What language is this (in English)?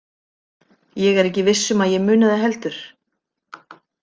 Icelandic